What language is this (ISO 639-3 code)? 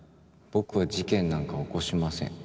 jpn